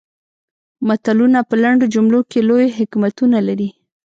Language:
Pashto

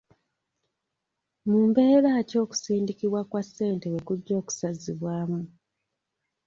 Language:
Ganda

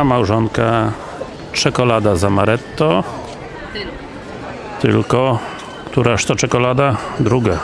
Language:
Polish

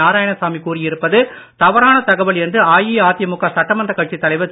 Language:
Tamil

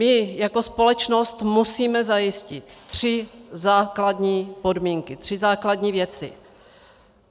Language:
Czech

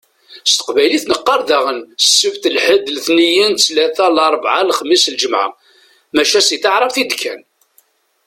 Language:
Kabyle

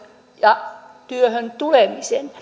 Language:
Finnish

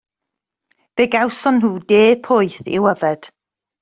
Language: Welsh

